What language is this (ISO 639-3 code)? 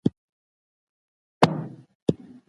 pus